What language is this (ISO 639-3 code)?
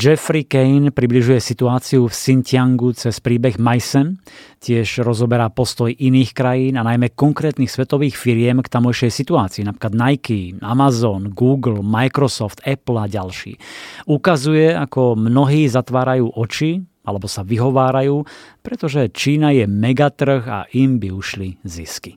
slk